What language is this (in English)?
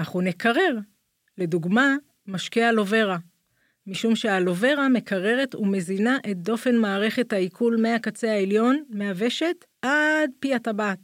Hebrew